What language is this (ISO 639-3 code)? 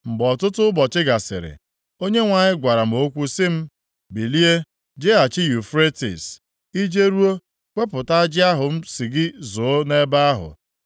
ibo